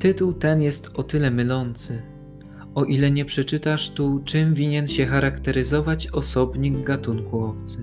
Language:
Polish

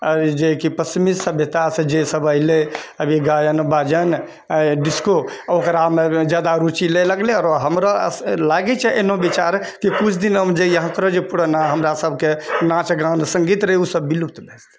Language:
Maithili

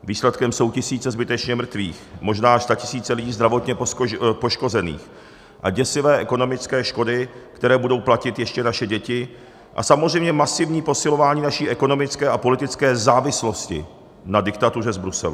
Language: Czech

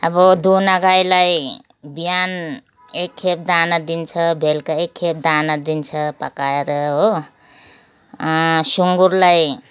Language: Nepali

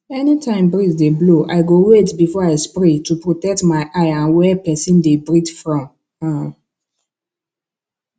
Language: Nigerian Pidgin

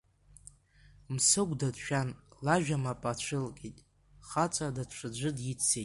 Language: Abkhazian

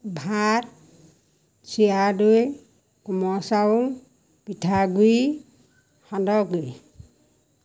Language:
Assamese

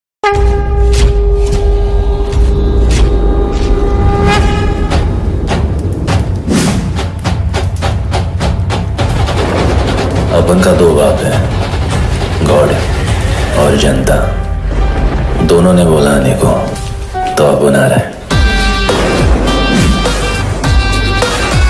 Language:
Hindi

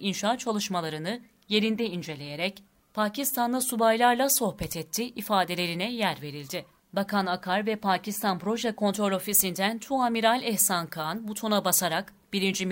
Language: Turkish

